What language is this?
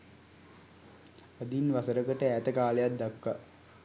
Sinhala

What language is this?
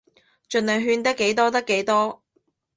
Cantonese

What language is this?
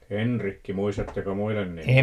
Finnish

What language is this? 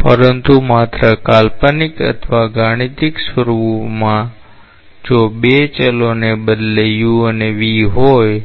Gujarati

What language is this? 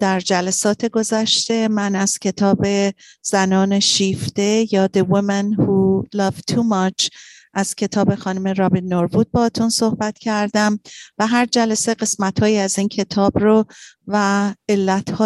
Persian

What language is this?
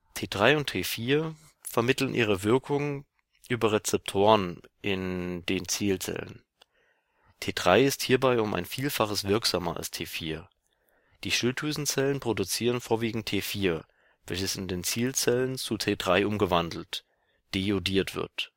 German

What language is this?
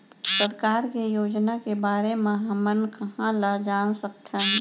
Chhattisgarhi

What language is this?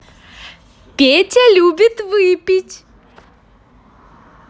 Russian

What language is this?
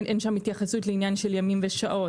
Hebrew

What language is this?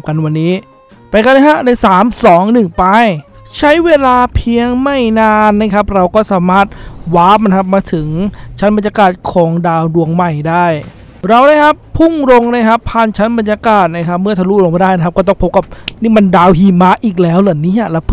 Thai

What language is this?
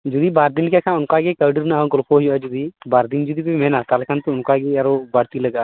Santali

